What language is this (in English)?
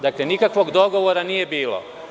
Serbian